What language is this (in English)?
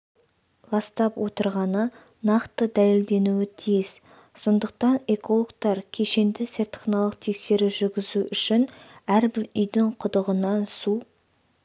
Kazakh